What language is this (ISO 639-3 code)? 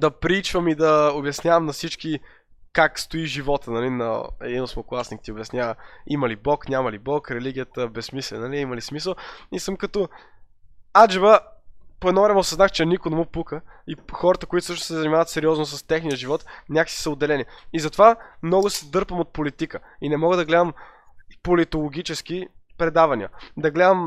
bul